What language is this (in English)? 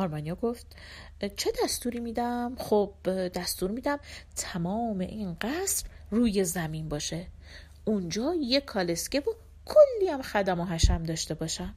Persian